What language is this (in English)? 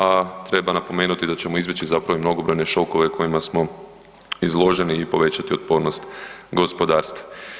Croatian